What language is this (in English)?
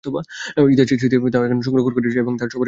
Bangla